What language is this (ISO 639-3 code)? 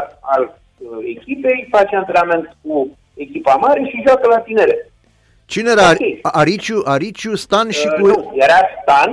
ron